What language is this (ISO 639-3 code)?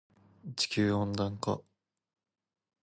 jpn